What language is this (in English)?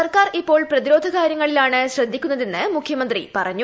Malayalam